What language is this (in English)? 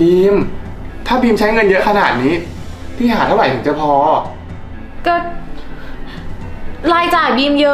Thai